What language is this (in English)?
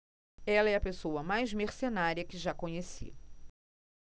Portuguese